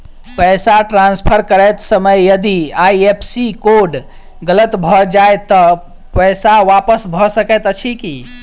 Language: Maithili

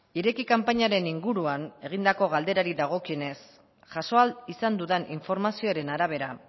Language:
Basque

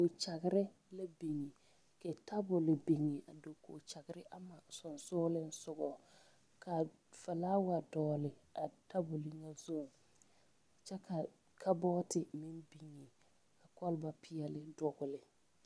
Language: Southern Dagaare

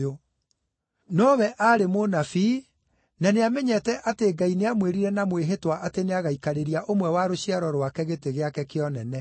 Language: Kikuyu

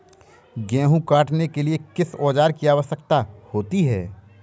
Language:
Hindi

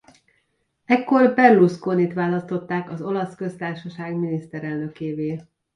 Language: Hungarian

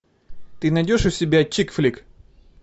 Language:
Russian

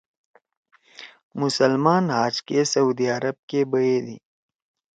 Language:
Torwali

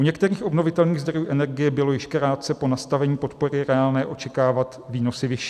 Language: Czech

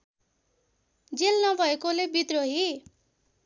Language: Nepali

